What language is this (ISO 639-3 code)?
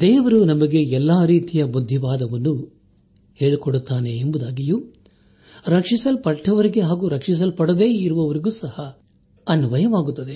kan